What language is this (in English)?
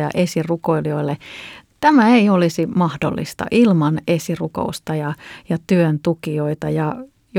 Finnish